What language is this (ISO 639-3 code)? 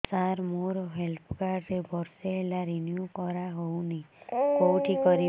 ori